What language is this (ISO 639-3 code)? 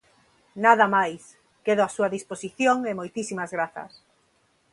glg